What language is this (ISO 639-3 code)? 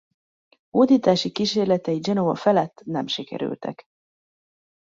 hun